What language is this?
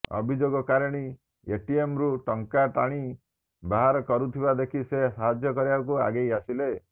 Odia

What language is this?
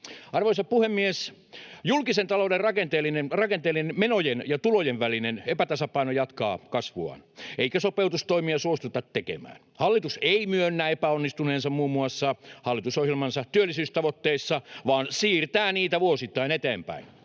Finnish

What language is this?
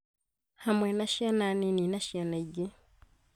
Kikuyu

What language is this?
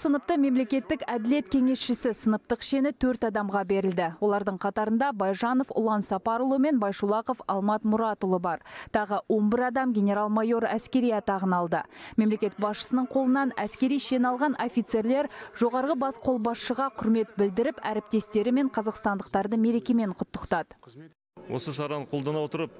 Turkish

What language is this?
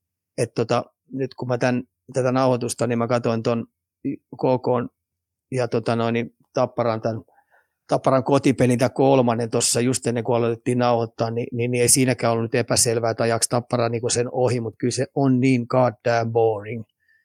Finnish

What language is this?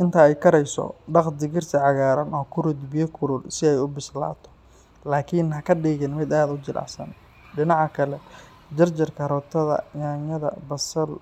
Somali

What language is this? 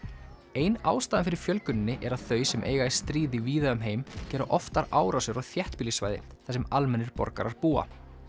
Icelandic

